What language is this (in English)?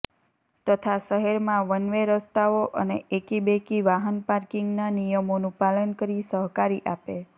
Gujarati